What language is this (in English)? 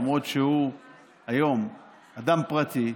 Hebrew